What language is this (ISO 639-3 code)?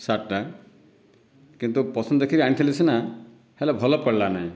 ori